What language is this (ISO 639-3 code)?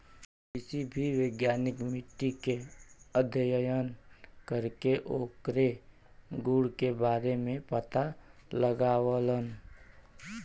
bho